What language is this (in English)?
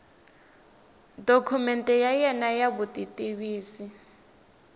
Tsonga